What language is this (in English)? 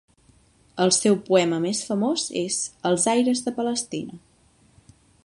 Catalan